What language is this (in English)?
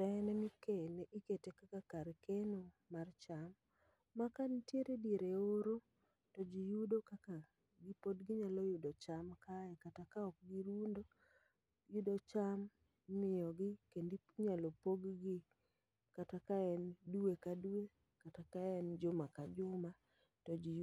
Luo (Kenya and Tanzania)